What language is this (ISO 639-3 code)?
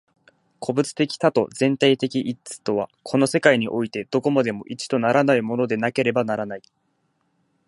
jpn